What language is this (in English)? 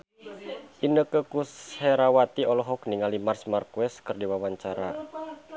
Sundanese